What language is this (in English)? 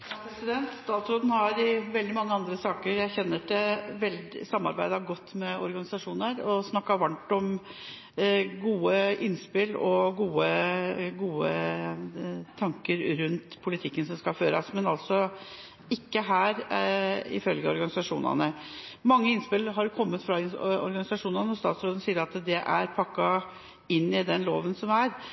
Norwegian Bokmål